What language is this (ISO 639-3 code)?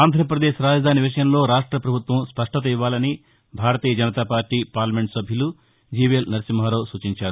tel